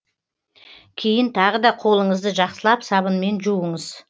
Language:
Kazakh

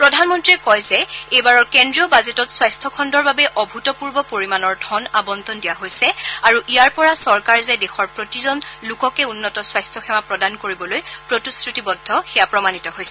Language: Assamese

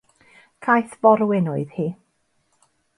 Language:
Welsh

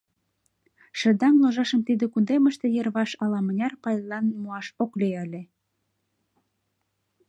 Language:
Mari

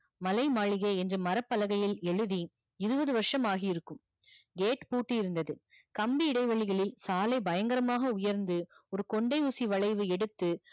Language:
Tamil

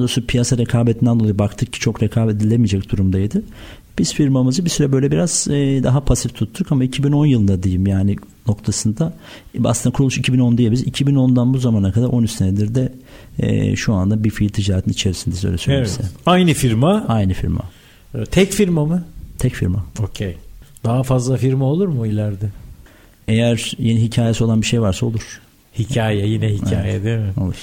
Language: Turkish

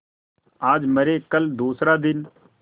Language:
Hindi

